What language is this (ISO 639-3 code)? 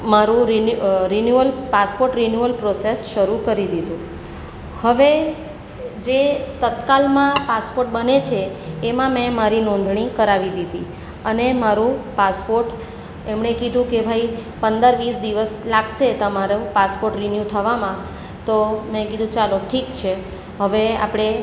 guj